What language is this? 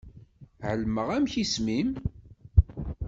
Kabyle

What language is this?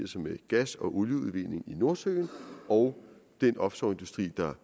Danish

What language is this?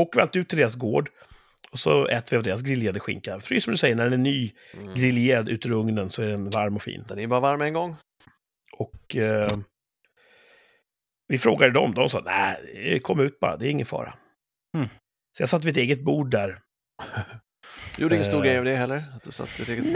Swedish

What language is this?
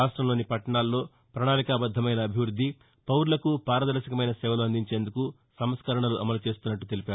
Telugu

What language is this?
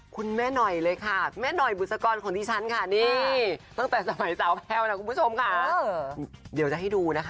Thai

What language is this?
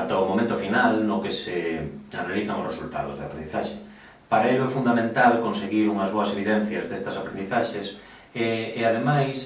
Galician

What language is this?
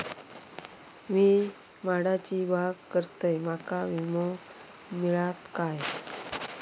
Marathi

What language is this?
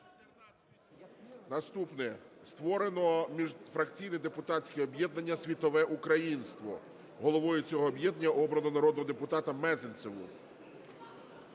Ukrainian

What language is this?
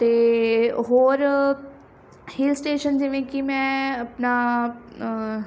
Punjabi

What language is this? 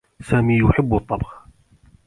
Arabic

